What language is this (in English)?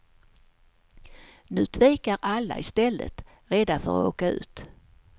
Swedish